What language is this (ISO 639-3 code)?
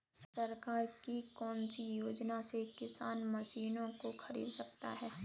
hin